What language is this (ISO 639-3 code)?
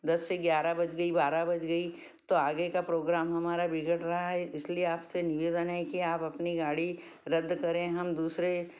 hin